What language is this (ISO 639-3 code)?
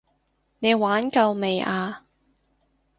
yue